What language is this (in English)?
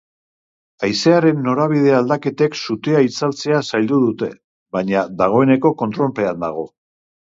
Basque